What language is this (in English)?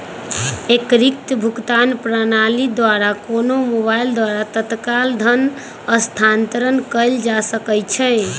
Magahi